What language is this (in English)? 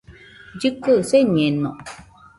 Nüpode Huitoto